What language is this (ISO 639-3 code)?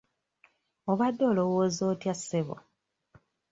lug